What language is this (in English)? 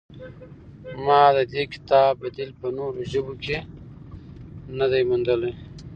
Pashto